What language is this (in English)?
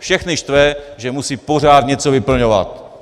Czech